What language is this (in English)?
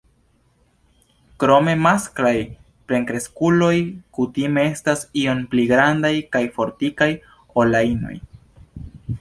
Esperanto